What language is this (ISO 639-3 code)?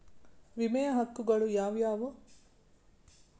kan